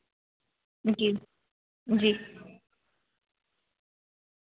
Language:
Hindi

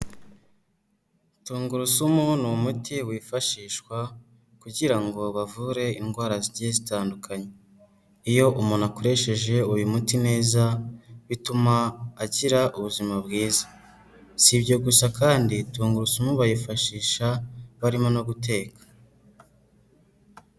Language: Kinyarwanda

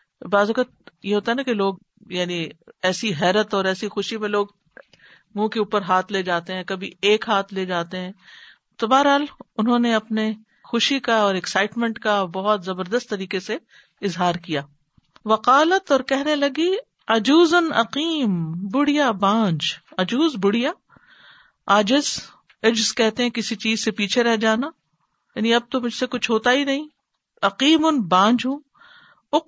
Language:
Urdu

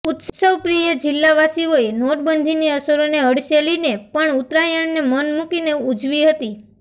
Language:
Gujarati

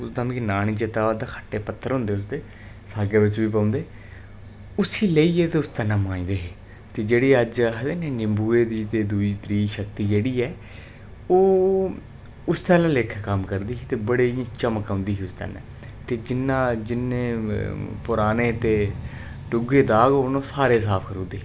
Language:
Dogri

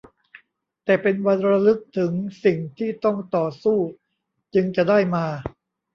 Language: Thai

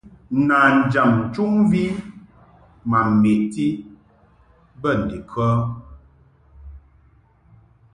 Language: Mungaka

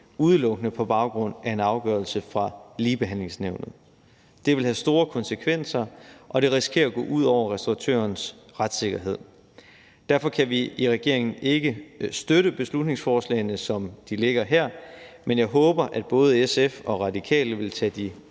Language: Danish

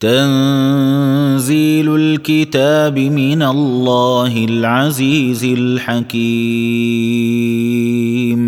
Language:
Arabic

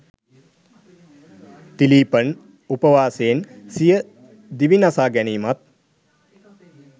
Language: Sinhala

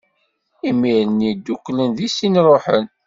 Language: Kabyle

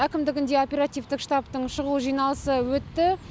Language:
Kazakh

